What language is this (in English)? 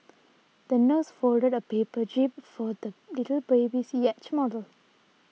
English